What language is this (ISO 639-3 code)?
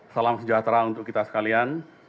ind